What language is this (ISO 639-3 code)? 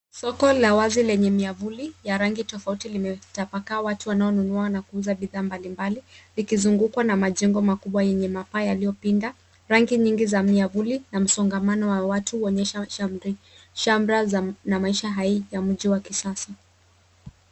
swa